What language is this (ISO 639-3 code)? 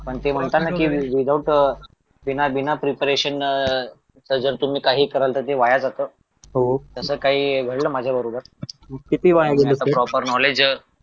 mar